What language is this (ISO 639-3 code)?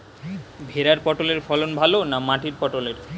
ben